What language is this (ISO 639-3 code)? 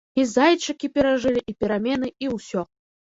bel